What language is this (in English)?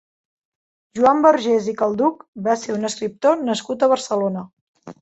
Catalan